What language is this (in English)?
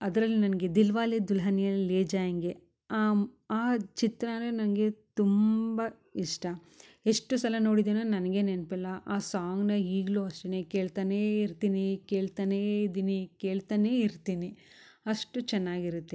Kannada